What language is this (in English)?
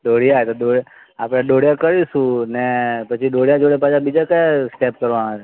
Gujarati